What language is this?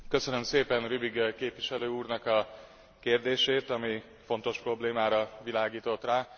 Hungarian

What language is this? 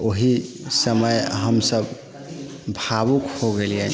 Maithili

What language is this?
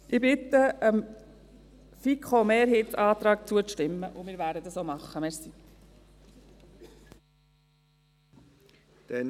Swiss German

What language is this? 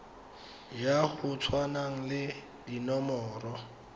Tswana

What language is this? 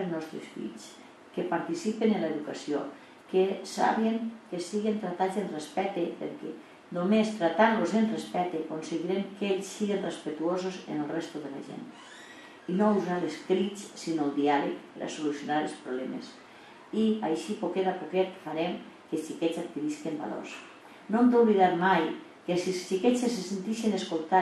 Spanish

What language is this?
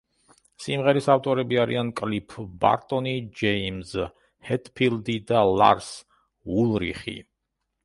Georgian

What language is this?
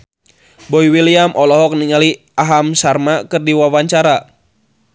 Sundanese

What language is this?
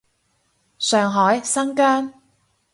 Cantonese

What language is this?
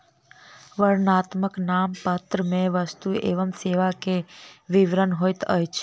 Maithili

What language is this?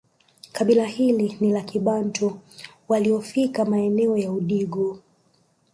Swahili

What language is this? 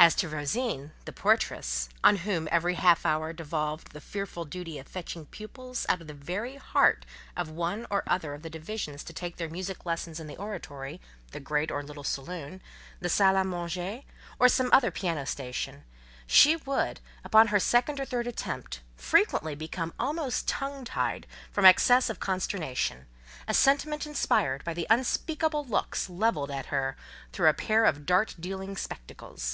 English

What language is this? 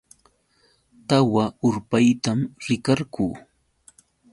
Yauyos Quechua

